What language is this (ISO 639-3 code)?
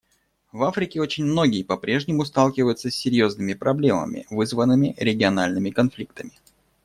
rus